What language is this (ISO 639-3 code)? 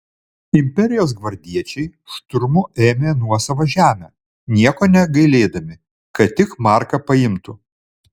lit